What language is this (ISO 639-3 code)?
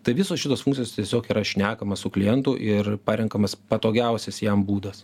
lit